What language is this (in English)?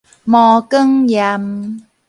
Min Nan Chinese